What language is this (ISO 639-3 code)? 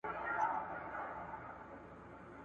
pus